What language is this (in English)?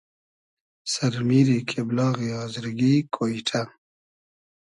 Hazaragi